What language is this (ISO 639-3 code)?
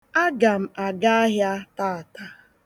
ibo